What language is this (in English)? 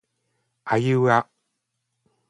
Japanese